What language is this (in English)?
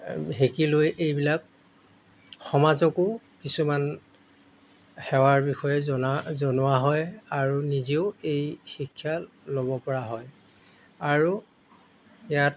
Assamese